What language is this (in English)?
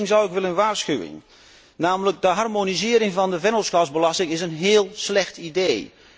Dutch